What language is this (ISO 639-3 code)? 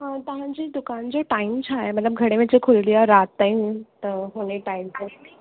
snd